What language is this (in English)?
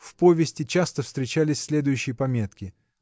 Russian